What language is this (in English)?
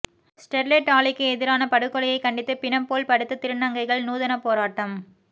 Tamil